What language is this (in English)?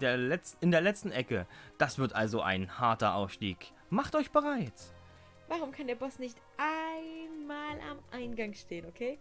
German